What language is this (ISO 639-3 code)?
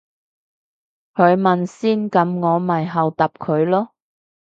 yue